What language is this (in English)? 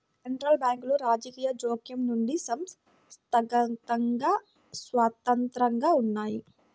Telugu